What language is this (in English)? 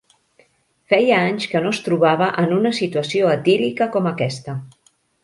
Catalan